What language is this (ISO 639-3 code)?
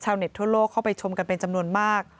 tha